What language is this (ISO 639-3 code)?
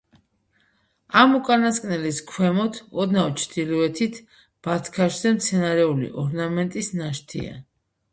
kat